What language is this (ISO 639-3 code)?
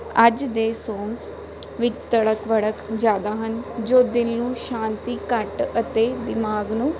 pan